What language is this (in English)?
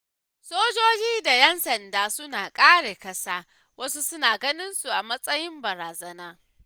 Hausa